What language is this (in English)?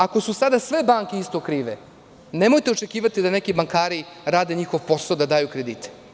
Serbian